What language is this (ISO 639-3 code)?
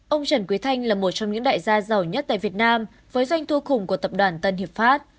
vie